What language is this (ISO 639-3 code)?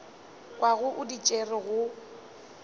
nso